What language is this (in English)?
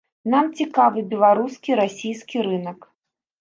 Belarusian